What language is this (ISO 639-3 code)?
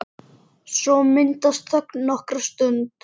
isl